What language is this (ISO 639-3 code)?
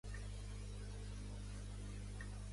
cat